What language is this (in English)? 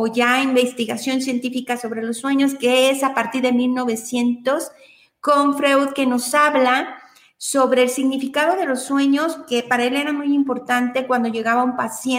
Spanish